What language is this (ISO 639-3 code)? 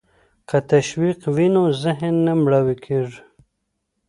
pus